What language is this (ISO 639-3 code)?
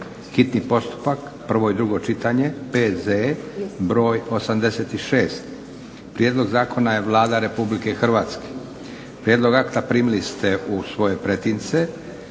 hrv